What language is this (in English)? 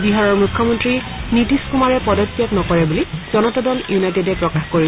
Assamese